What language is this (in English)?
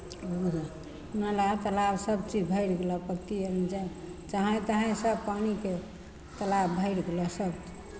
Maithili